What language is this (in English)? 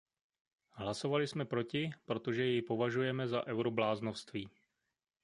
Czech